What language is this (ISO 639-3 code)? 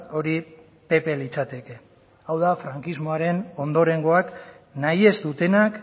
eus